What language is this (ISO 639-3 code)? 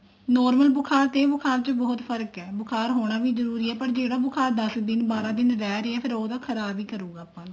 pan